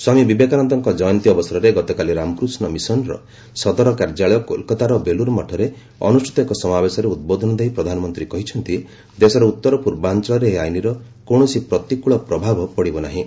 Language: Odia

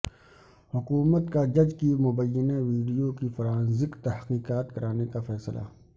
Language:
Urdu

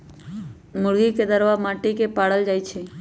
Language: Magahi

